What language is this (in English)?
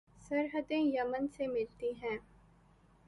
Urdu